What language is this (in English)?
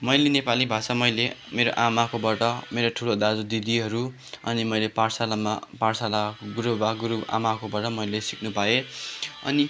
Nepali